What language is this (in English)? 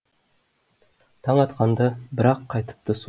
Kazakh